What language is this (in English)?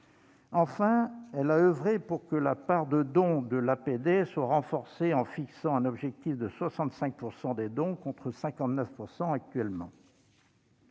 French